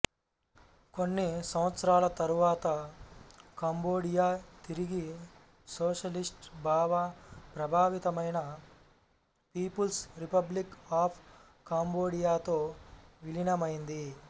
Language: Telugu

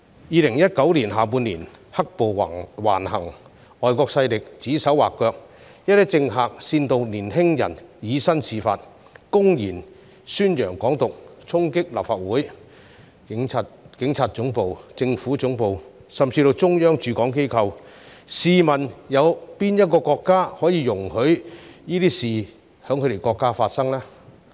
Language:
Cantonese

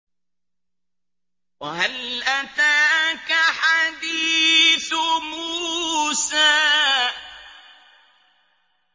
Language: Arabic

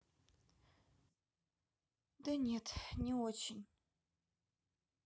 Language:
Russian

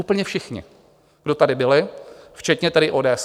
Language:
Czech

